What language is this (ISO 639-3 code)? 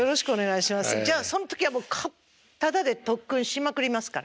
jpn